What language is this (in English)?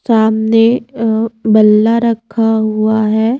Hindi